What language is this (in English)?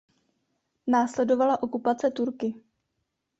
Czech